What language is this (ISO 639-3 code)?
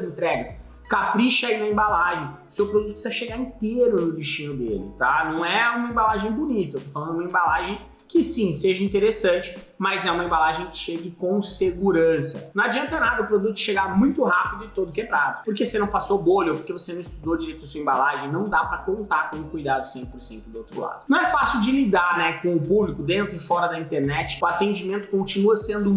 por